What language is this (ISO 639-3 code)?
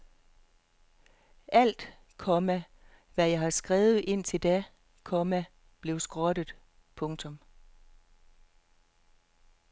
dan